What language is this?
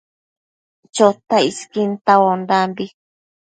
Matsés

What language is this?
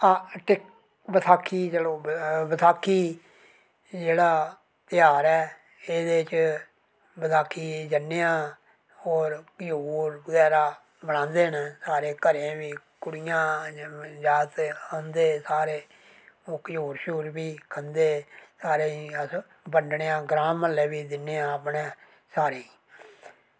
Dogri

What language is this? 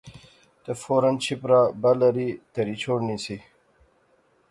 Pahari-Potwari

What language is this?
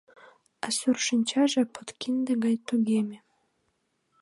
Mari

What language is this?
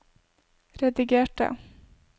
Norwegian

